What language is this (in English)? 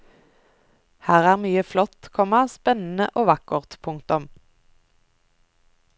Norwegian